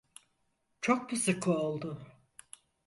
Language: Turkish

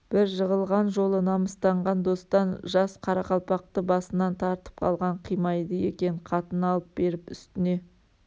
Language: Kazakh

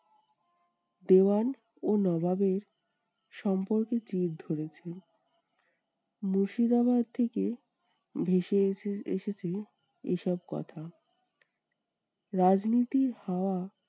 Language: Bangla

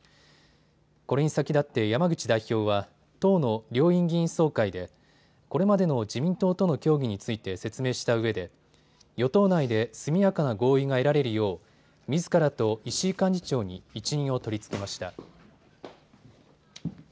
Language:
Japanese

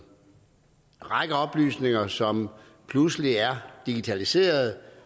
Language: Danish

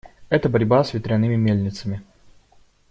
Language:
Russian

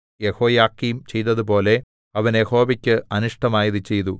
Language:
Malayalam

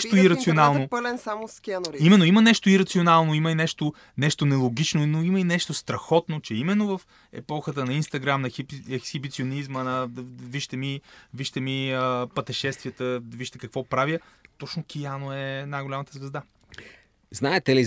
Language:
Bulgarian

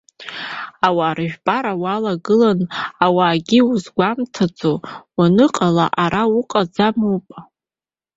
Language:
Abkhazian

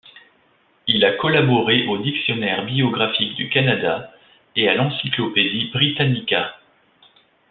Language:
French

